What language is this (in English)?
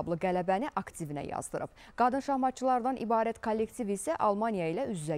Turkish